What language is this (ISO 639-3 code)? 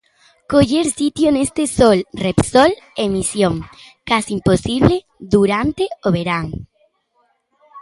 glg